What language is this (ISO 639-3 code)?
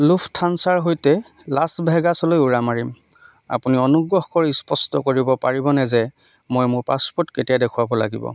asm